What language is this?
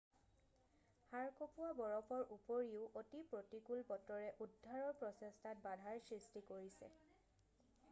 Assamese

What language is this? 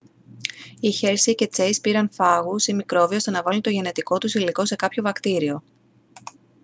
Greek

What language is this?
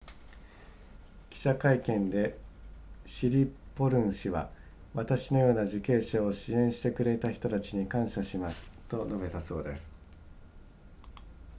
Japanese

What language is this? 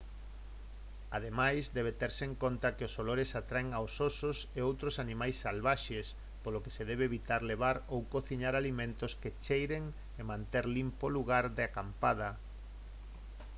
Galician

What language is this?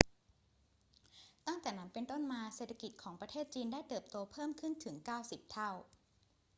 Thai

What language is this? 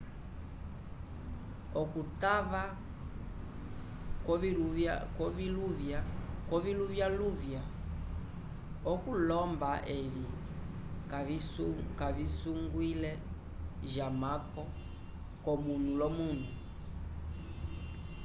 Umbundu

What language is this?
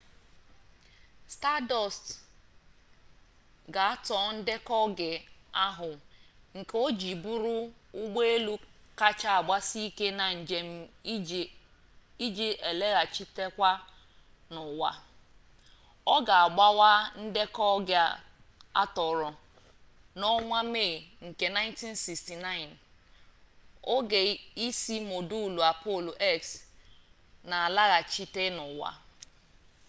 Igbo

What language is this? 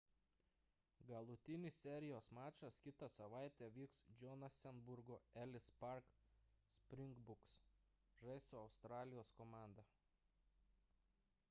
Lithuanian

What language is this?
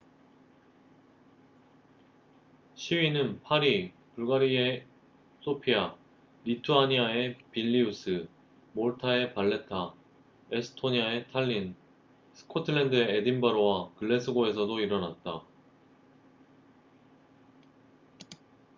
Korean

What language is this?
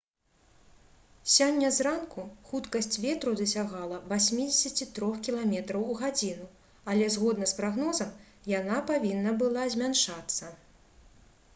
Belarusian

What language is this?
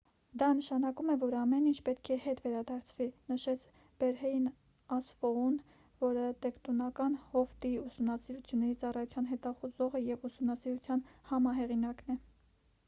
Armenian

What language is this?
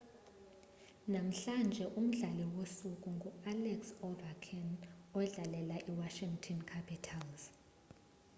Xhosa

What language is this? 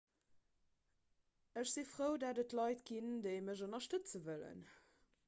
Luxembourgish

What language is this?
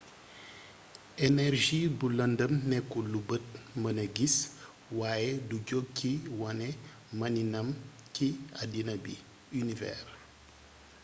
Wolof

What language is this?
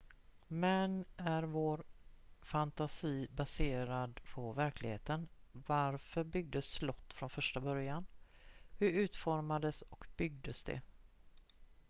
Swedish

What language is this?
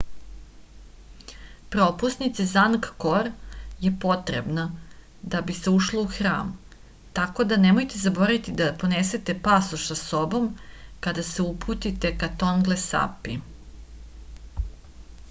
Serbian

